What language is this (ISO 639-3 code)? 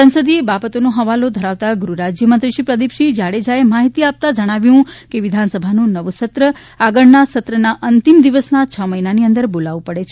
guj